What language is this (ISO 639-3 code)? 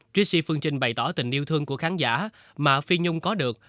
vie